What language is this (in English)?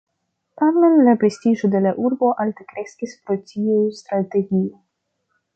Esperanto